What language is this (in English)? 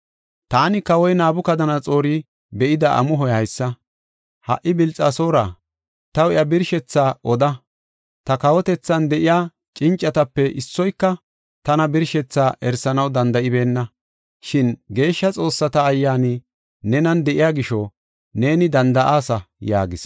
Gofa